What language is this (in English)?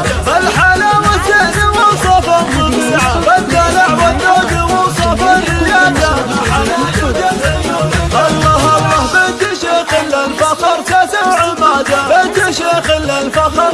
Arabic